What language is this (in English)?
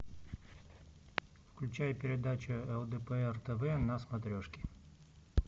Russian